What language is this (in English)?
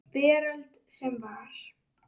Icelandic